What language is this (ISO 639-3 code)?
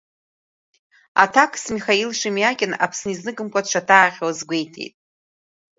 abk